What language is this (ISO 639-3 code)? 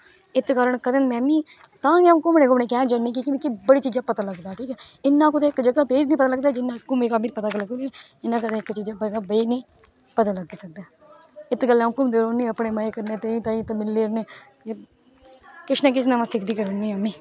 doi